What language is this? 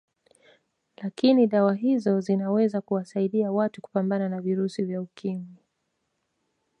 Swahili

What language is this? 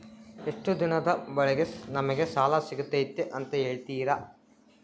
Kannada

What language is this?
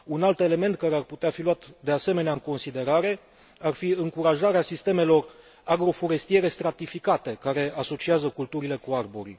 Romanian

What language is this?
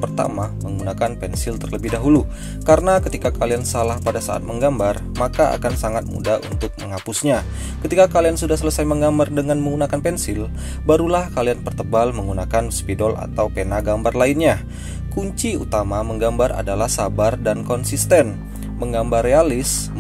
Indonesian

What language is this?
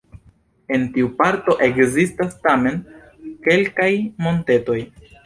Esperanto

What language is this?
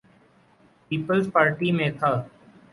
Urdu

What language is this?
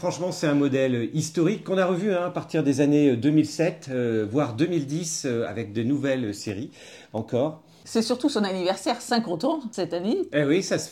French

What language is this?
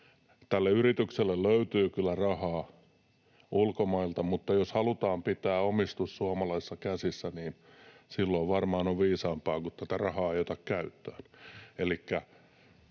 Finnish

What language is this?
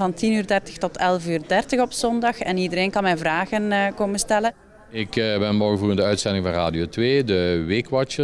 Dutch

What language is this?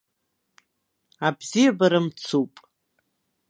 Abkhazian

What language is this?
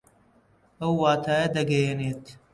Central Kurdish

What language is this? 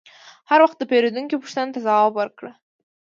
Pashto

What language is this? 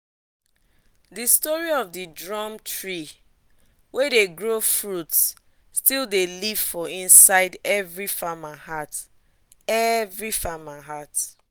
Nigerian Pidgin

